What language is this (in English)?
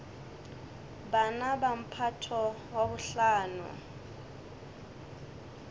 Northern Sotho